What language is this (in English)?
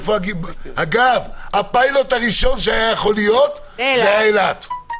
Hebrew